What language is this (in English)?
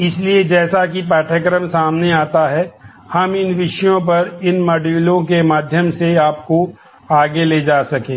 Hindi